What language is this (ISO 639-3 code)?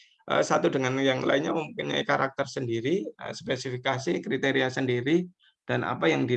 ind